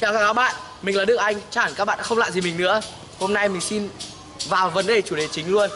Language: Vietnamese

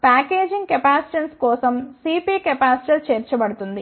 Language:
Telugu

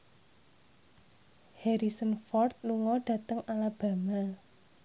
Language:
Javanese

